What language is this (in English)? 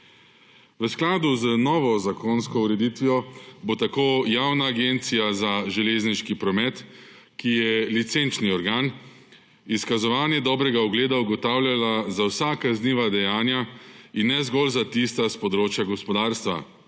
Slovenian